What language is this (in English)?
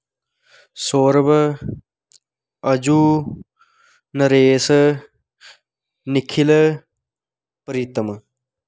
Dogri